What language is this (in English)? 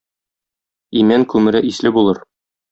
Tatar